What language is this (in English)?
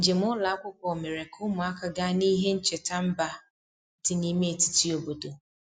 Igbo